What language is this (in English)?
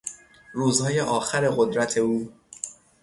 Persian